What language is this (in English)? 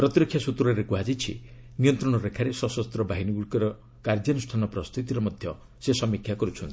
Odia